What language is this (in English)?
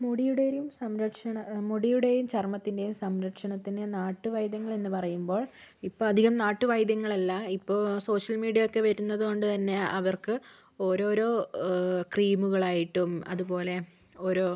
Malayalam